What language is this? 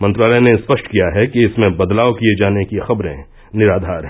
Hindi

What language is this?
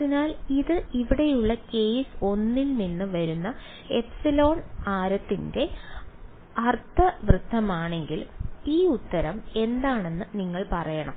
Malayalam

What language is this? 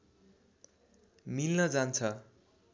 Nepali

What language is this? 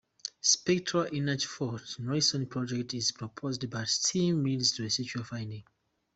English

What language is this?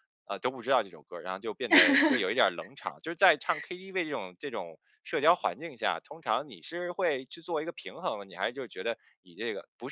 Chinese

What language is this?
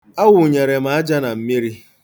Igbo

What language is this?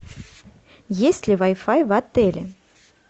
Russian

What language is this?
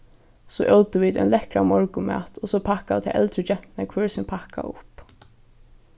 Faroese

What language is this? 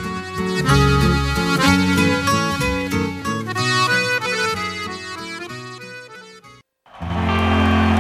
Korean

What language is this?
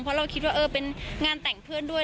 Thai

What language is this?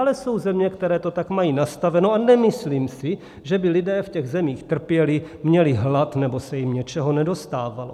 Czech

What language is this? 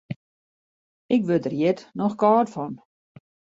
Western Frisian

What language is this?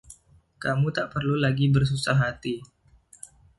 Indonesian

